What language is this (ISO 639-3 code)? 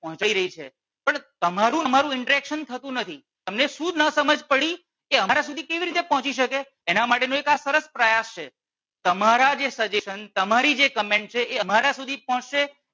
guj